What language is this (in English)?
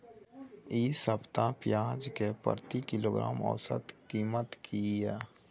Maithili